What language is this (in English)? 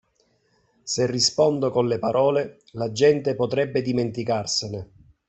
Italian